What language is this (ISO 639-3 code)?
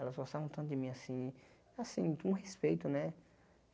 por